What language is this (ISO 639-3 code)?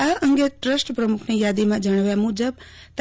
guj